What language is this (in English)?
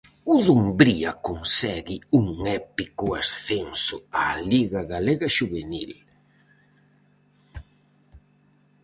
Galician